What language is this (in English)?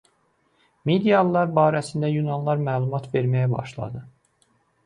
Azerbaijani